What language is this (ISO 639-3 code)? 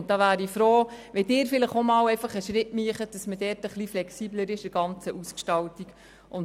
gsw